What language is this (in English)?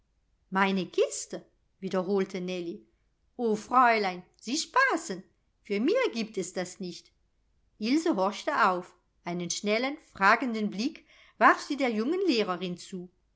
German